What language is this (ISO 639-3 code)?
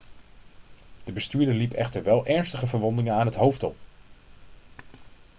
nld